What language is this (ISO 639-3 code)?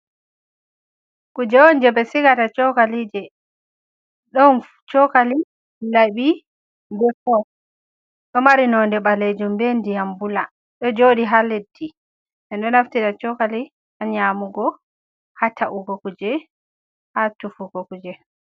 ful